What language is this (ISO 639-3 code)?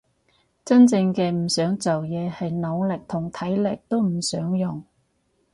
yue